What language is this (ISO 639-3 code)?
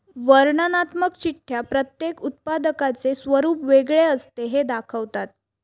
mar